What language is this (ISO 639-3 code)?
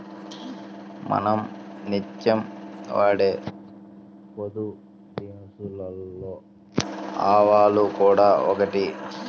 tel